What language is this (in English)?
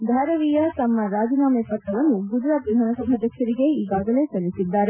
Kannada